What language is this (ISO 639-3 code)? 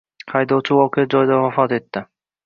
uzb